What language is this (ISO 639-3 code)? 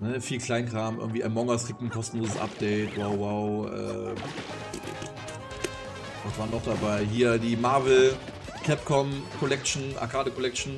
deu